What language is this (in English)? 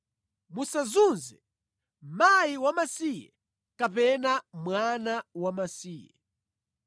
Nyanja